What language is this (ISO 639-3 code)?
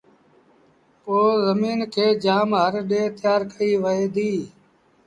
sbn